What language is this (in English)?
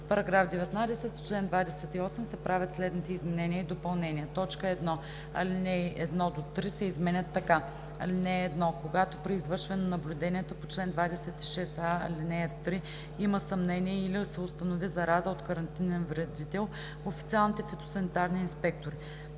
Bulgarian